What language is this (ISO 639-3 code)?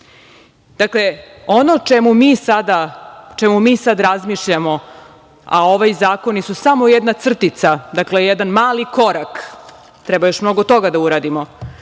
srp